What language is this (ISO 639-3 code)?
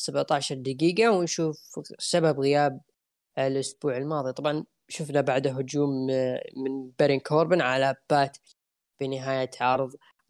ara